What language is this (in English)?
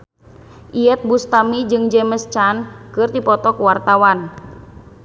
Sundanese